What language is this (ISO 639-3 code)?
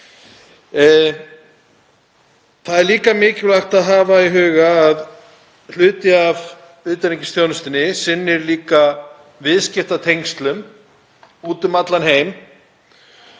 isl